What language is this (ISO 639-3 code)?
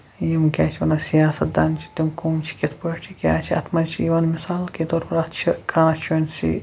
kas